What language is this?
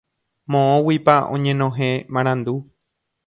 Guarani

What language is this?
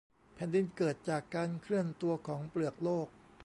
Thai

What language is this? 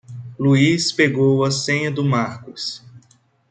Portuguese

